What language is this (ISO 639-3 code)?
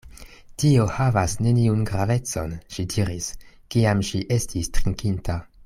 epo